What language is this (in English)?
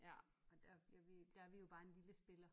Danish